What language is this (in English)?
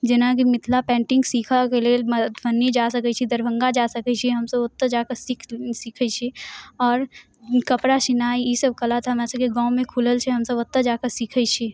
Maithili